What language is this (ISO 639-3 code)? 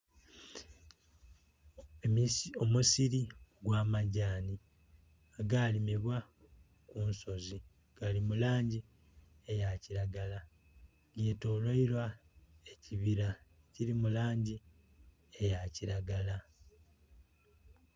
xog